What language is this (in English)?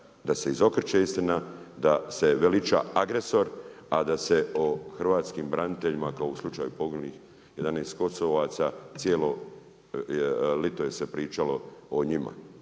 Croatian